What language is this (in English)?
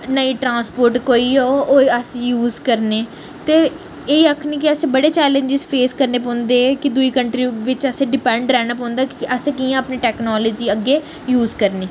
Dogri